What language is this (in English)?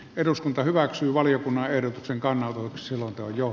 Finnish